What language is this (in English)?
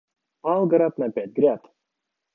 Russian